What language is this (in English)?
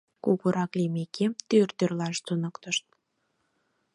Mari